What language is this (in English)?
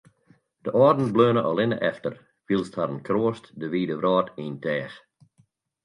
Western Frisian